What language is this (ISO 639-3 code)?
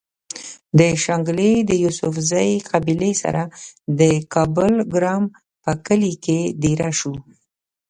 pus